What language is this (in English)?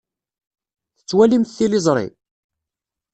Kabyle